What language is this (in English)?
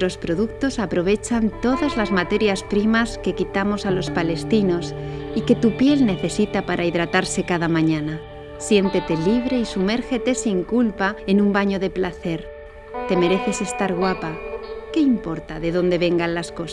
Spanish